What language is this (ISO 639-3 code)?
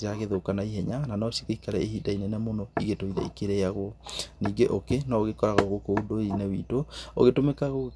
kik